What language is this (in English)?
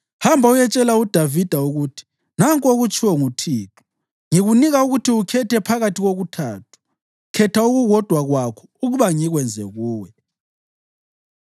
North Ndebele